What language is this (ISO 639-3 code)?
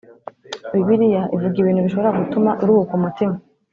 kin